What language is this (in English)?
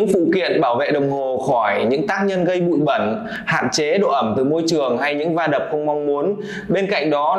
Vietnamese